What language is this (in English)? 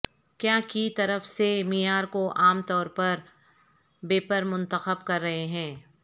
Urdu